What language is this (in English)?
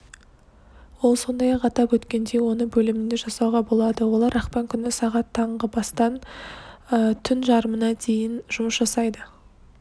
Kazakh